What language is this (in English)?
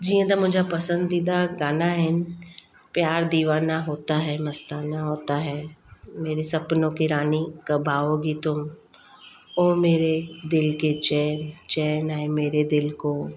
Sindhi